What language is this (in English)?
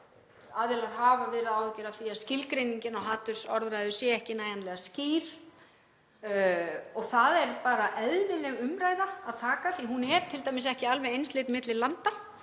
Icelandic